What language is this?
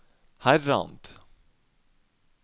Norwegian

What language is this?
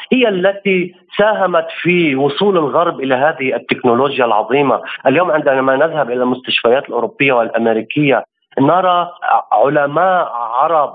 Arabic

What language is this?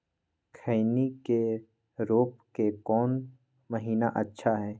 Magahi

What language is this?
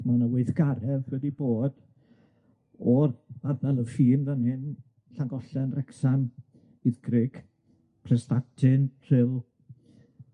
Welsh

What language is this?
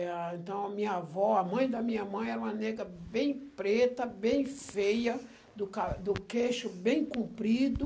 Portuguese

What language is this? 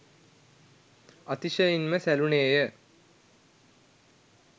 Sinhala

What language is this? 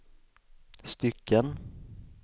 Swedish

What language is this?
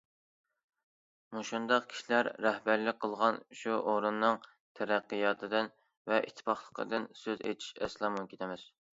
Uyghur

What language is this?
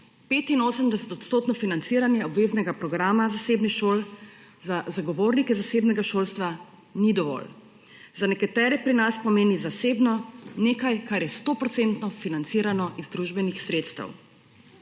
Slovenian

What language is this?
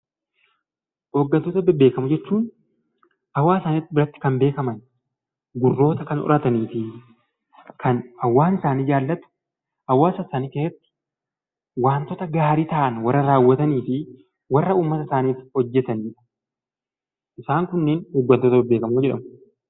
Oromo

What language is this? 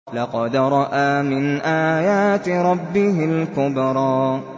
Arabic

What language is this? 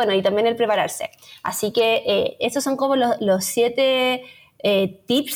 Spanish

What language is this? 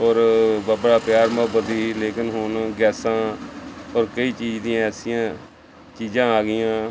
Punjabi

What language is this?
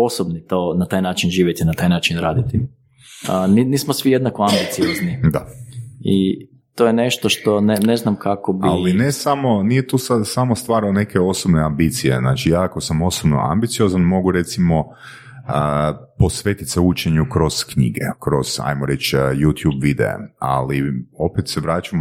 Croatian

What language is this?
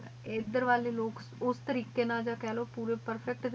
Punjabi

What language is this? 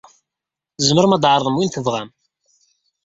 Kabyle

